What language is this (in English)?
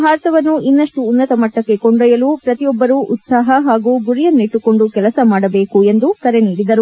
Kannada